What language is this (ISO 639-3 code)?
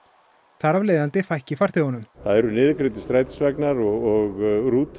isl